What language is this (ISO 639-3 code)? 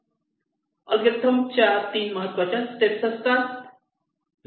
mar